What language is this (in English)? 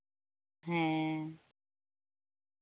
Santali